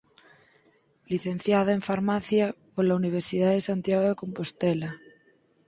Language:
Galician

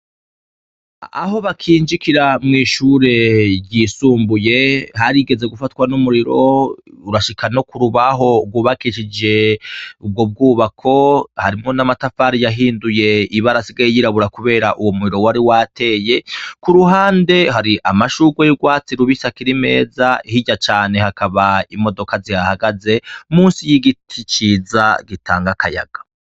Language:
Rundi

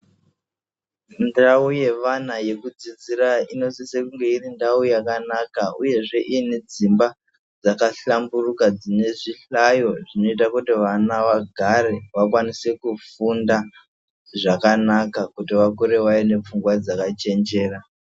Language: Ndau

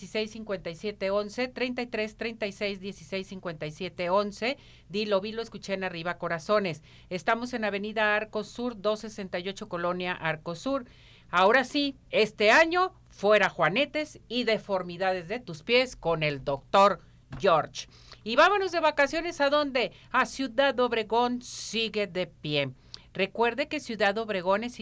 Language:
Spanish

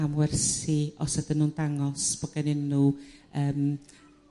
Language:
Welsh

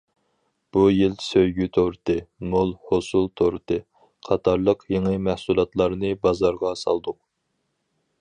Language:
Uyghur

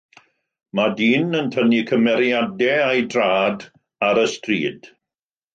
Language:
Welsh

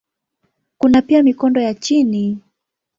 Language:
Swahili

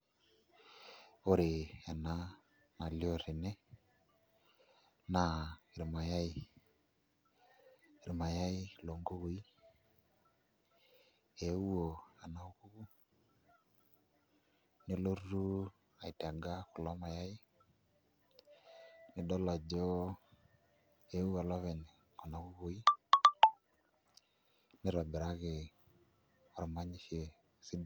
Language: Masai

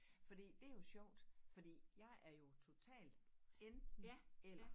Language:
Danish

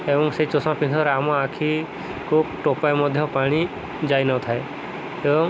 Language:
Odia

